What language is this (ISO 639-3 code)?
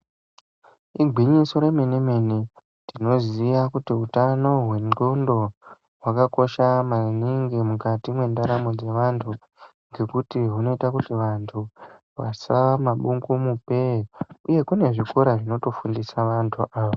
ndc